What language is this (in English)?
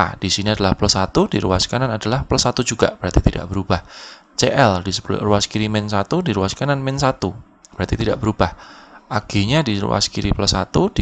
Indonesian